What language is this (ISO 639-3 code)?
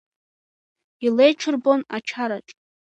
abk